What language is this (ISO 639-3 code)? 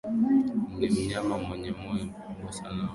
swa